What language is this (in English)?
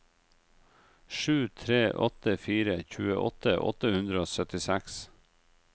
Norwegian